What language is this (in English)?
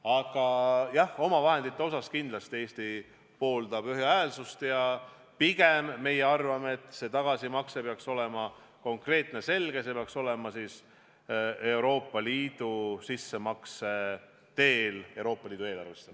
Estonian